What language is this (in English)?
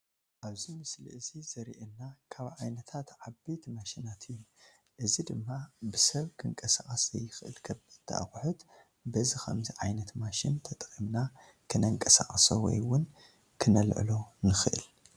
Tigrinya